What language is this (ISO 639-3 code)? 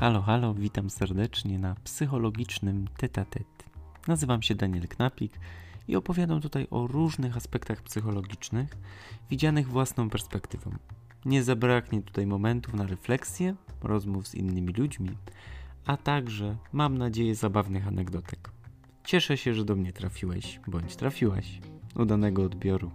pol